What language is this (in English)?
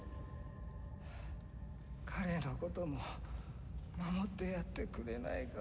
Japanese